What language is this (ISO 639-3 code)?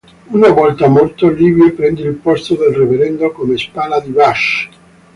ita